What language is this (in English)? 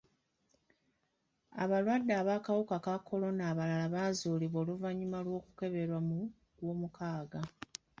Ganda